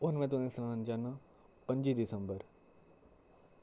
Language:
Dogri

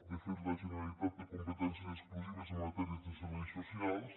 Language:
Catalan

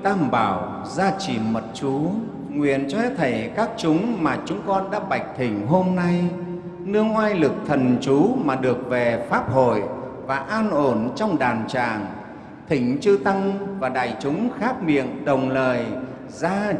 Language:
Vietnamese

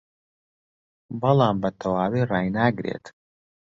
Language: Central Kurdish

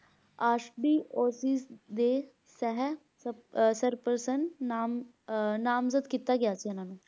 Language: Punjabi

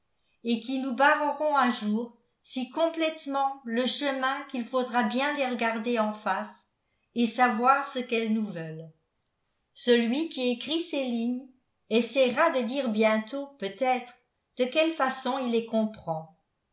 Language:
French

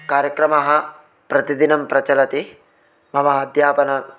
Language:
Sanskrit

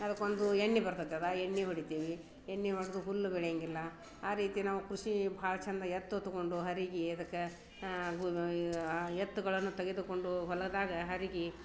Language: Kannada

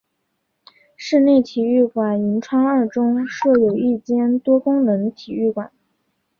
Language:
Chinese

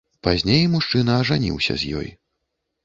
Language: Belarusian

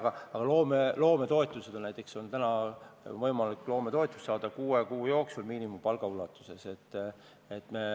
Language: Estonian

